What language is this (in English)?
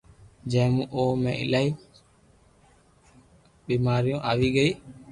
Loarki